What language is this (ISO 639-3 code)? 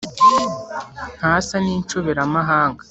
kin